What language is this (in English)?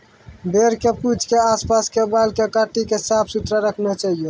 Maithili